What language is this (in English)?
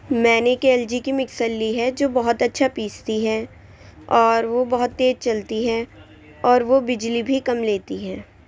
Urdu